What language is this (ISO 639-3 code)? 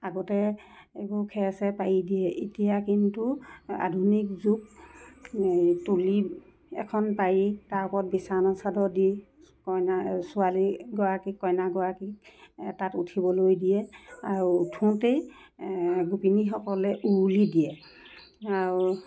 asm